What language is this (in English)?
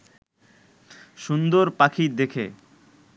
Bangla